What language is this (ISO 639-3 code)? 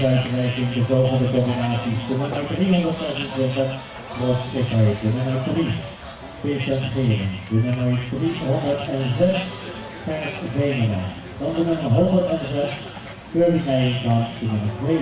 nld